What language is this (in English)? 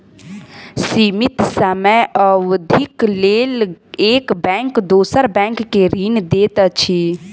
Maithili